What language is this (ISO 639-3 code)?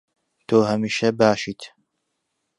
ckb